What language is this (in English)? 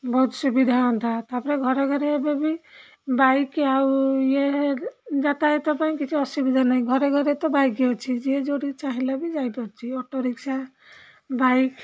Odia